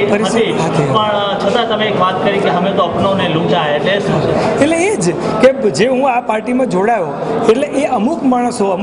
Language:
Hindi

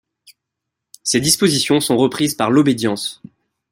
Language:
French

